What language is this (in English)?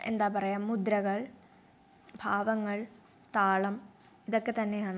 Malayalam